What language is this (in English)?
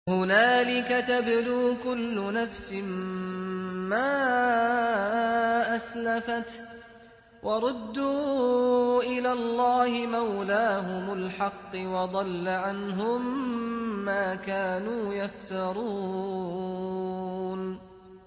Arabic